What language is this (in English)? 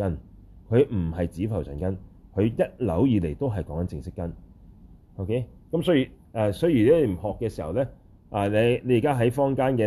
Chinese